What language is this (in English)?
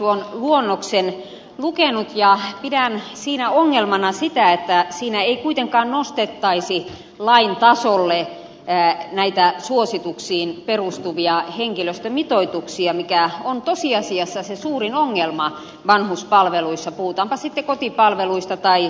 Finnish